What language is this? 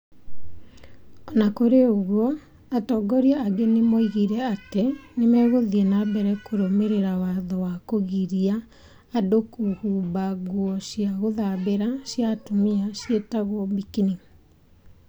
Kikuyu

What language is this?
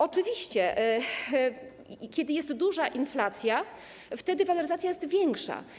Polish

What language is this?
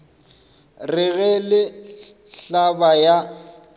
Northern Sotho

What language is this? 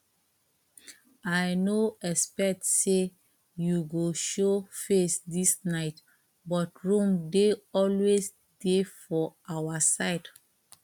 Nigerian Pidgin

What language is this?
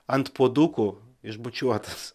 Lithuanian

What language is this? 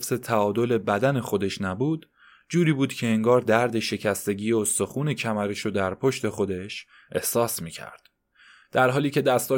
Persian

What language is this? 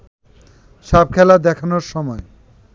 Bangla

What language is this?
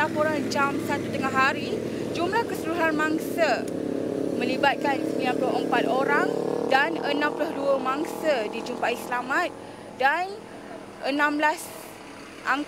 Malay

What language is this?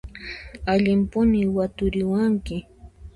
Puno Quechua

